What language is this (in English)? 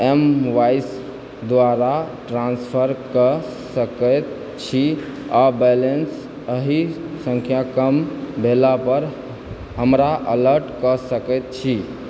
Maithili